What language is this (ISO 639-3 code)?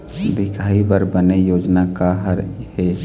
hne